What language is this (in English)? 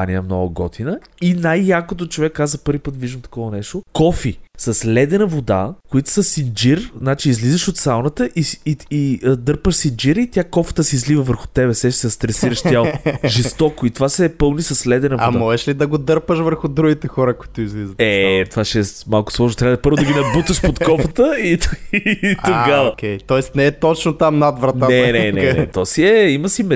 Bulgarian